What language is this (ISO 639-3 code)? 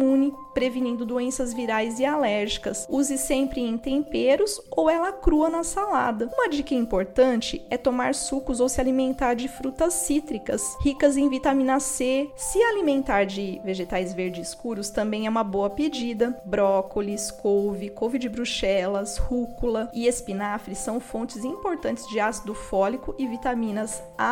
por